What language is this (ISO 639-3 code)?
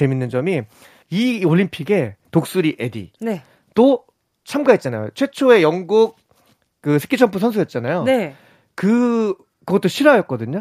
kor